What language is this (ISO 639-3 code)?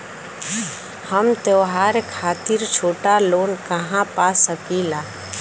bho